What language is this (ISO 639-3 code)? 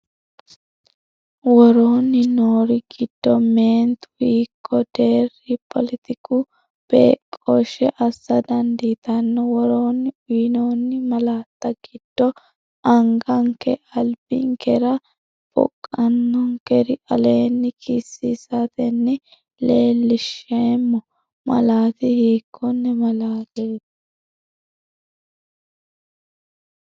sid